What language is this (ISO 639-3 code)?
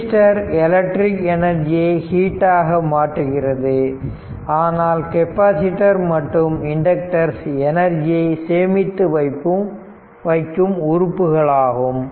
tam